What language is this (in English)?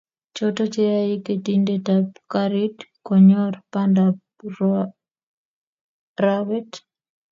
Kalenjin